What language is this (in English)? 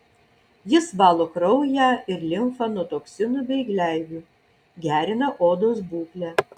Lithuanian